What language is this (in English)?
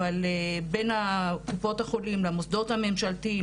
Hebrew